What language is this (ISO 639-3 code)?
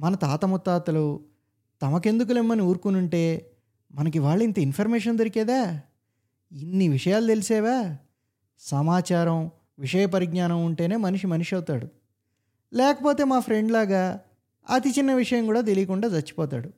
tel